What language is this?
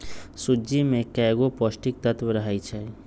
Magahi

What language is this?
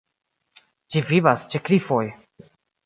Esperanto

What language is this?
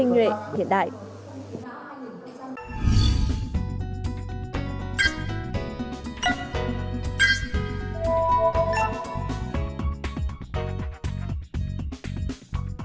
Vietnamese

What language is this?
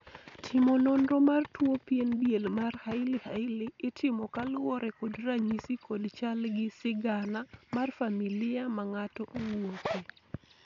Luo (Kenya and Tanzania)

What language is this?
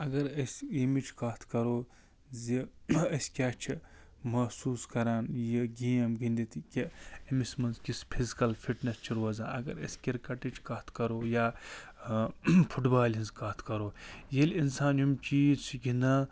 Kashmiri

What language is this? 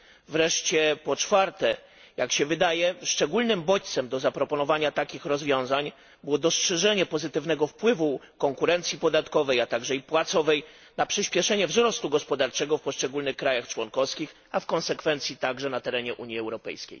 Polish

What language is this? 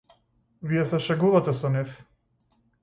Macedonian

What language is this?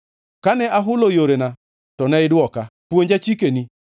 Luo (Kenya and Tanzania)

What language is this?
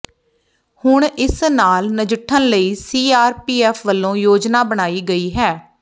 Punjabi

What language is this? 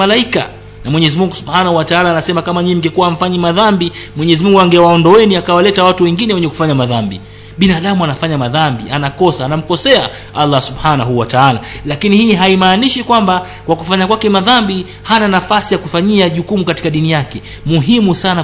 Swahili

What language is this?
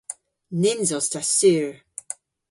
Cornish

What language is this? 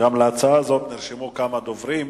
Hebrew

